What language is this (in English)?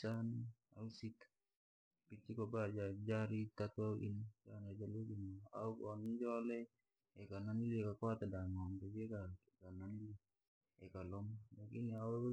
Langi